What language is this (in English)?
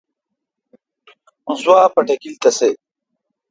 Kalkoti